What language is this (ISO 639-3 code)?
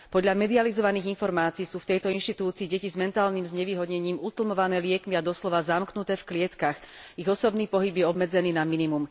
slk